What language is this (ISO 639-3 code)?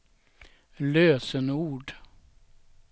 swe